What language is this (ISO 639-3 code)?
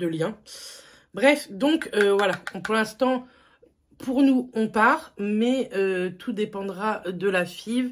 fra